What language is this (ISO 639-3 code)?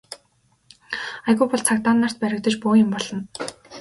mon